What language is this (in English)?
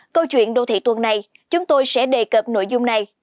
Vietnamese